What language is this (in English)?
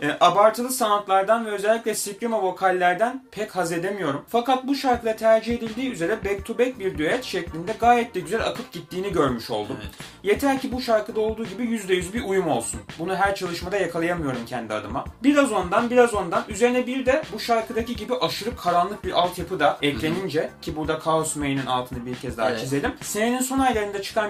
Turkish